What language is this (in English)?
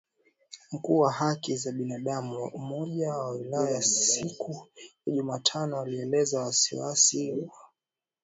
Swahili